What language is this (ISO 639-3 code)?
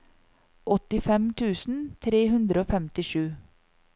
nor